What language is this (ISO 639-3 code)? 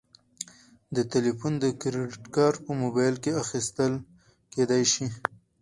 pus